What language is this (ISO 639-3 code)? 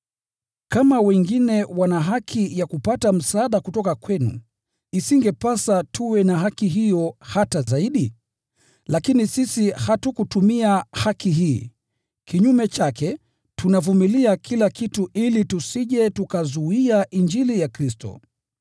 swa